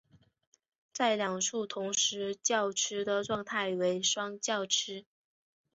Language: Chinese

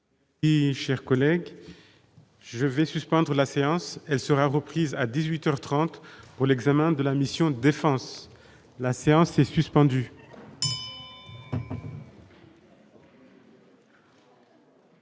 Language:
French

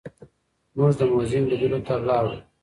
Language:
Pashto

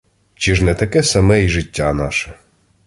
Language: Ukrainian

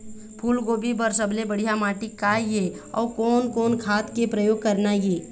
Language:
Chhattisgarhi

